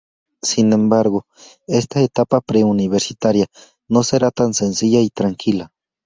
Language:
Spanish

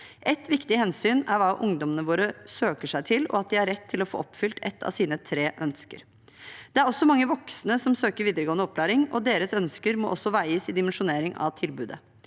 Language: Norwegian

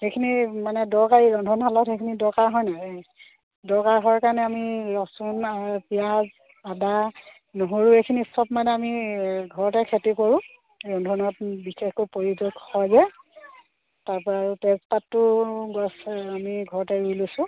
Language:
Assamese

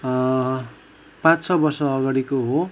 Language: Nepali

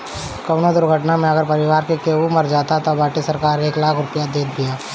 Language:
Bhojpuri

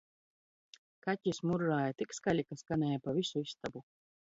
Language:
Latvian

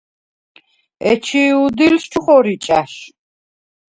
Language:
Svan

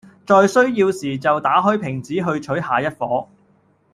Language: Cantonese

